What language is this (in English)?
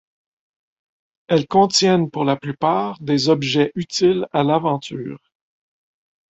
French